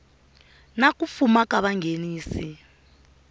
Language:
Tsonga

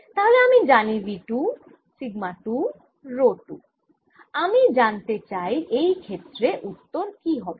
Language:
Bangla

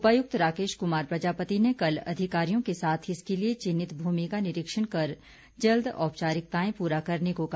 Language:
Hindi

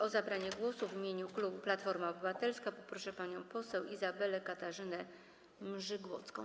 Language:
Polish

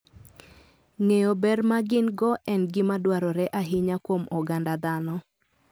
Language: Luo (Kenya and Tanzania)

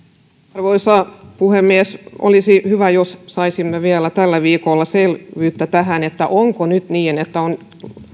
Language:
Finnish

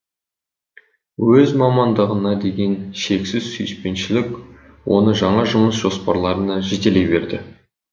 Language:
Kazakh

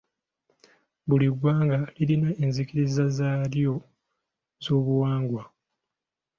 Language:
Ganda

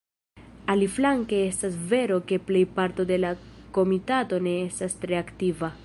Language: Esperanto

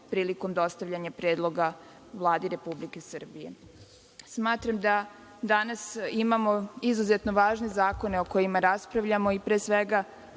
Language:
Serbian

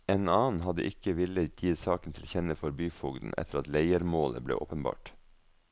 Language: Norwegian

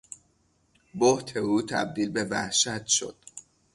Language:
Persian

